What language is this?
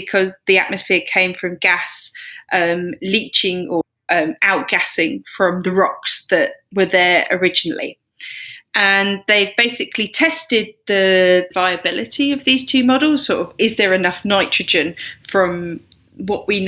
English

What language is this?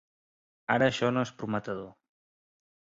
Catalan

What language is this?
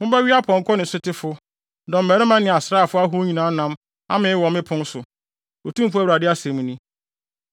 Akan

